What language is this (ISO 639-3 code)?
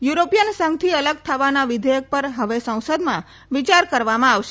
guj